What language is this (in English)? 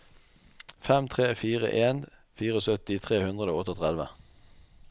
Norwegian